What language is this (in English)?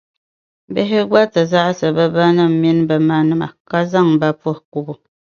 Dagbani